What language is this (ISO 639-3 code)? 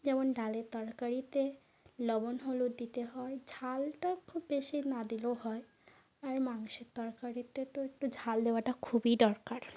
ben